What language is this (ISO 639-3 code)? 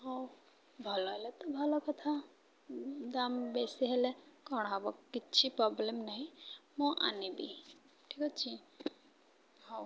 ori